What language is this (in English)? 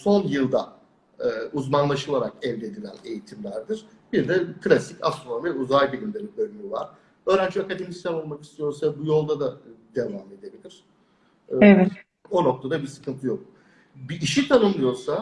Turkish